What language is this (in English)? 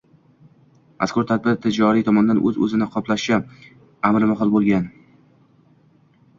Uzbek